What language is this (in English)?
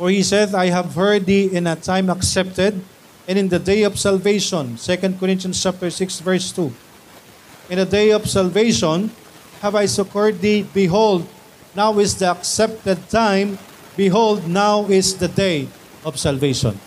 Filipino